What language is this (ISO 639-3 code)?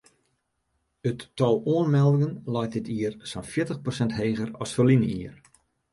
fry